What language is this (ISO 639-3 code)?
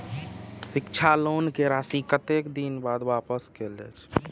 mai